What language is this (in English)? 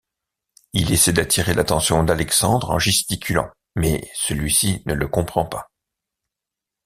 French